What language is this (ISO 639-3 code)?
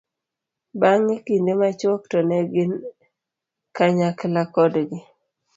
luo